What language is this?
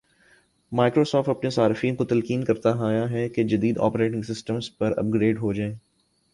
Urdu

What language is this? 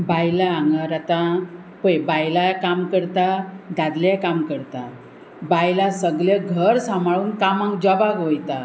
Konkani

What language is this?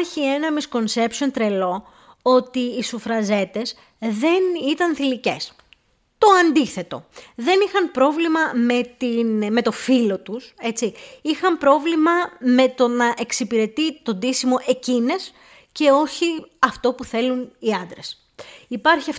Greek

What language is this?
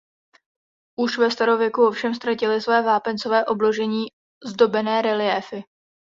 Czech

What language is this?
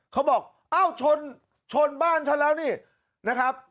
Thai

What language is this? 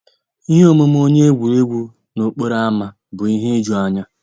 Igbo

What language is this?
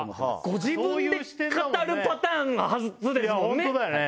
Japanese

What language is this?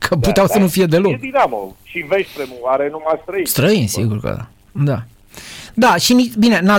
Romanian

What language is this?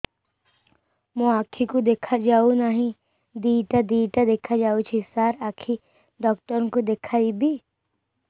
Odia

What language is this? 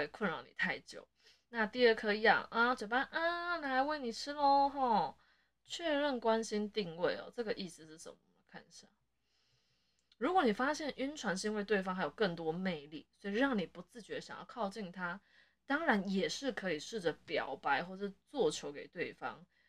Chinese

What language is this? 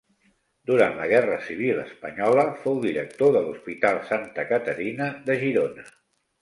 Catalan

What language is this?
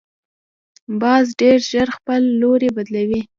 Pashto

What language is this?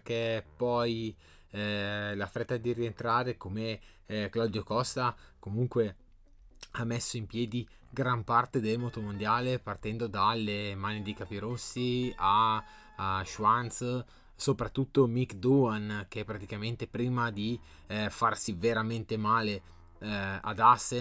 Italian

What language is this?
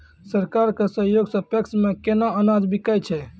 Maithili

